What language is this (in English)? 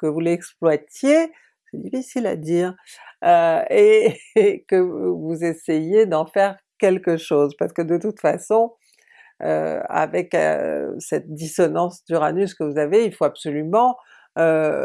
French